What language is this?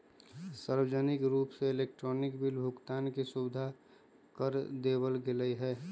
Magahi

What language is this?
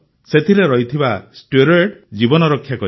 Odia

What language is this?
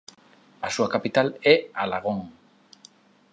Galician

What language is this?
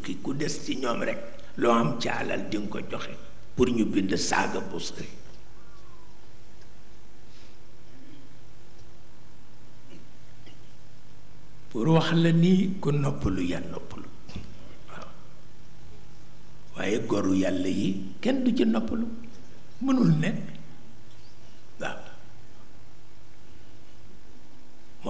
Indonesian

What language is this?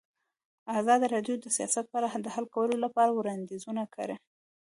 Pashto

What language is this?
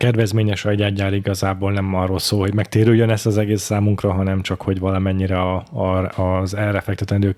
Hungarian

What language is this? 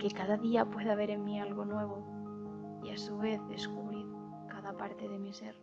Spanish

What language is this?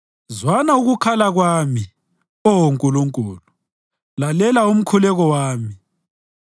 North Ndebele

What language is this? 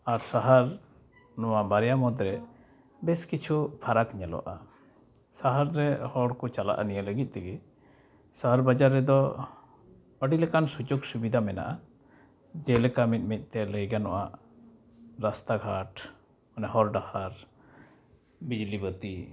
Santali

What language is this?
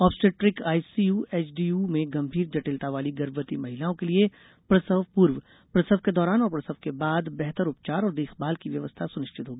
Hindi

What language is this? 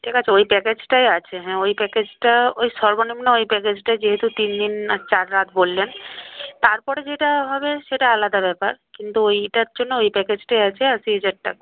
Bangla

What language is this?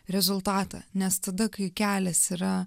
Lithuanian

